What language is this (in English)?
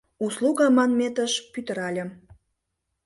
Mari